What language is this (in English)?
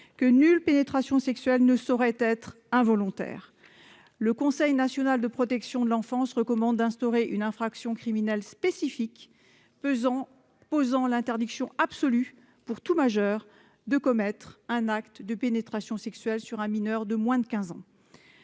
French